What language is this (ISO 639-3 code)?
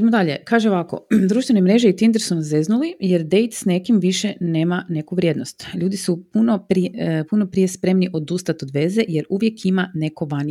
hrv